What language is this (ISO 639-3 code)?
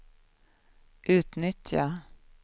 swe